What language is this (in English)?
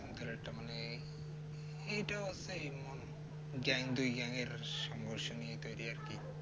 Bangla